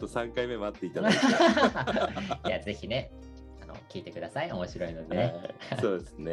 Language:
Japanese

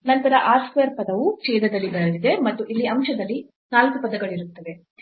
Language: Kannada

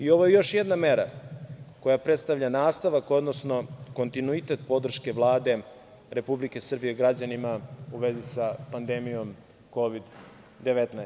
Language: Serbian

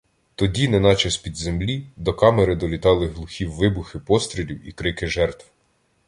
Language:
Ukrainian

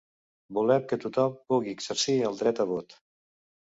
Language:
Catalan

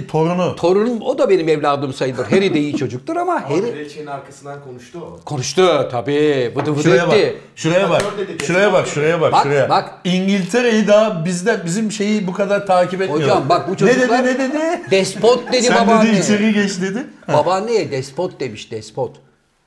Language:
Turkish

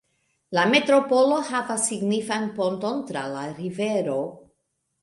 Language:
Esperanto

